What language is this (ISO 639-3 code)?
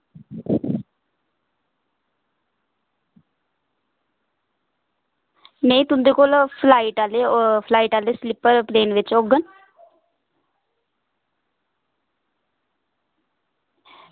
doi